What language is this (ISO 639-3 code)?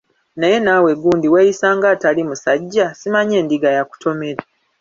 lug